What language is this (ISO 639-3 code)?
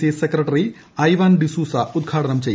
mal